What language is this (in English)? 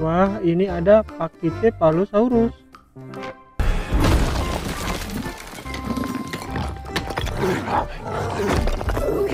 Indonesian